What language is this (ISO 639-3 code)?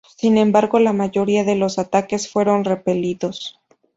spa